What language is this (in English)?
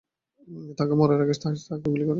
Bangla